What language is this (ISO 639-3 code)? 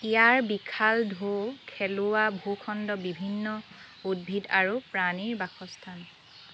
asm